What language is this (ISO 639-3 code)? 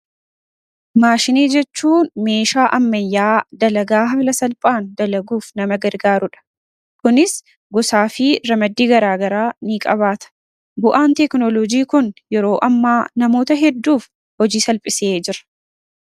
orm